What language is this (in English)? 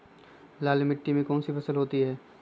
Magahi